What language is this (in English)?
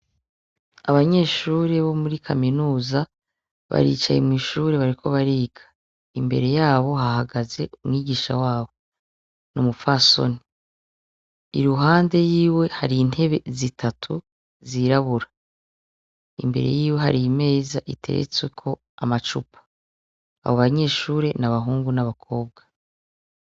Rundi